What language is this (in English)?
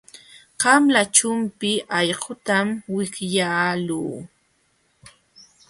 Jauja Wanca Quechua